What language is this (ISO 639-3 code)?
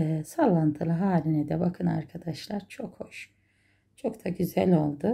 tur